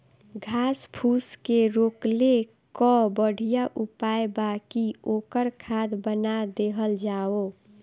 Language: Bhojpuri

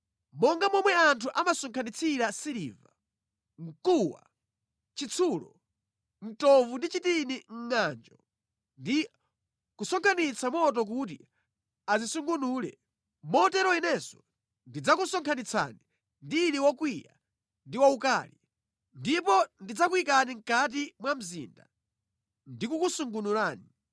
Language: Nyanja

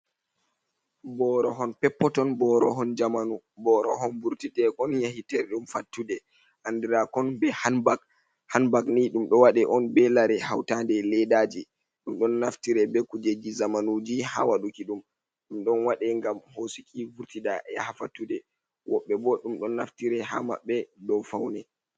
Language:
Fula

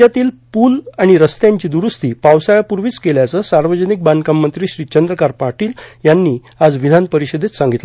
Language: Marathi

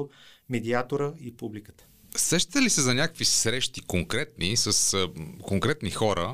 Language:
Bulgarian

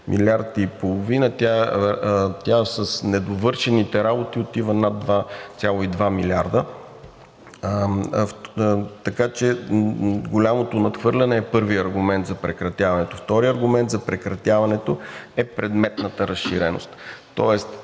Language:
Bulgarian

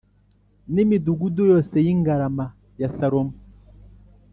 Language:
Kinyarwanda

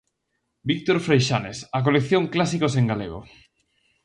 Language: Galician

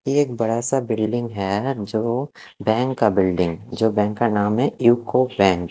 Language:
Hindi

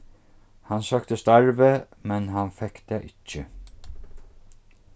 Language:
Faroese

